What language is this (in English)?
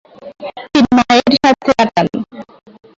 Bangla